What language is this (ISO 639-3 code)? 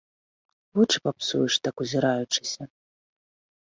bel